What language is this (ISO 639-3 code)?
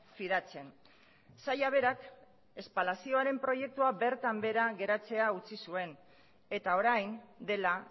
eus